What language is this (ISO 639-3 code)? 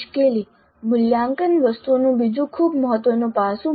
guj